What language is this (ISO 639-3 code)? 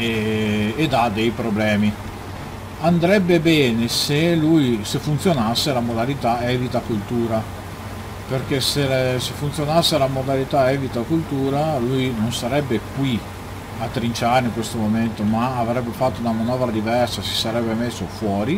ita